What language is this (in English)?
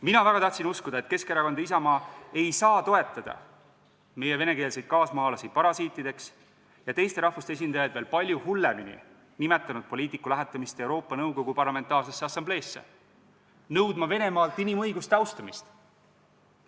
Estonian